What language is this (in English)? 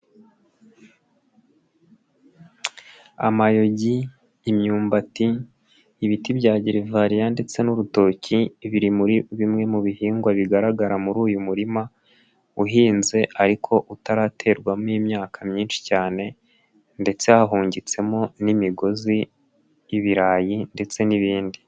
Kinyarwanda